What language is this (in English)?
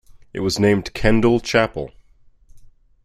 English